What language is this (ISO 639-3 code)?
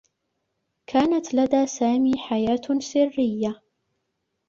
ara